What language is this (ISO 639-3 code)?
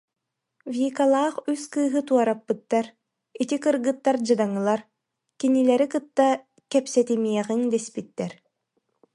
sah